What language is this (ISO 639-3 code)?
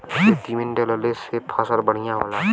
bho